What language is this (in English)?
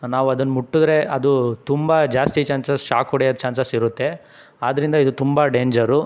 Kannada